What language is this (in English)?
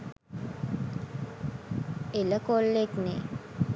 Sinhala